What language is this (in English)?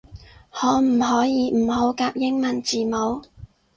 Cantonese